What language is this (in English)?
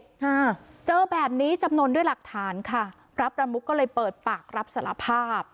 Thai